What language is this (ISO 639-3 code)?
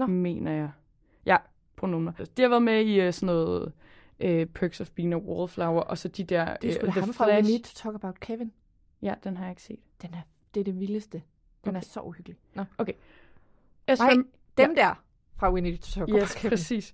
dan